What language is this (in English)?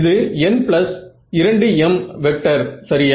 Tamil